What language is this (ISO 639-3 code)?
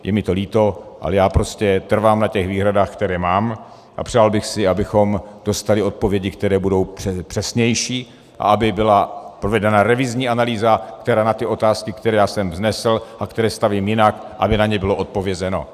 ces